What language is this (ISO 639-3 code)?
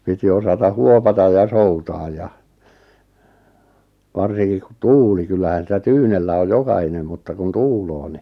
fin